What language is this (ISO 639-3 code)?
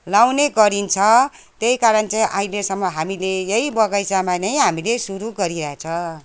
nep